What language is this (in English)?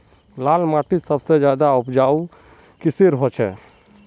Magahi